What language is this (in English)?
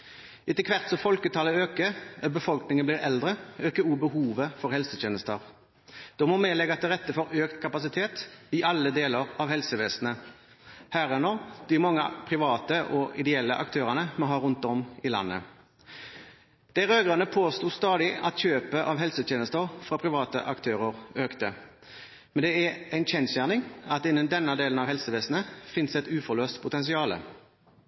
Norwegian Bokmål